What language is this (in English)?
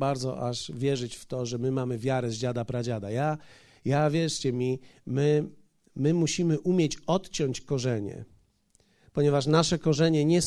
Polish